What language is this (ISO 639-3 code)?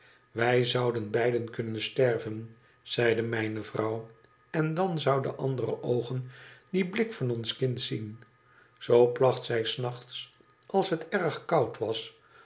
nld